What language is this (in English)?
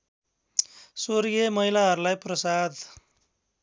Nepali